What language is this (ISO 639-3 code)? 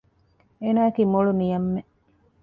div